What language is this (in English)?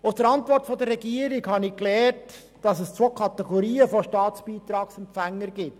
Swiss German